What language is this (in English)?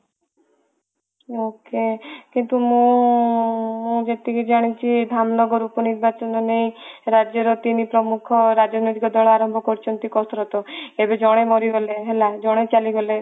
Odia